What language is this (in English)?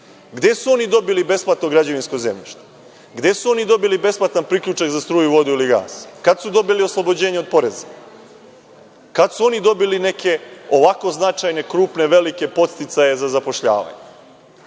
Serbian